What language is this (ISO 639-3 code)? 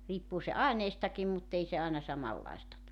fin